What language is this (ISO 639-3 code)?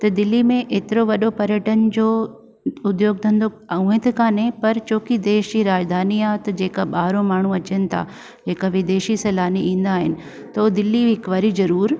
snd